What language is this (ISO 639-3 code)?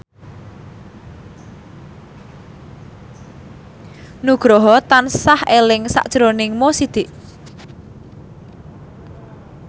jav